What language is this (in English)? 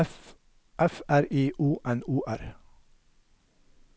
Norwegian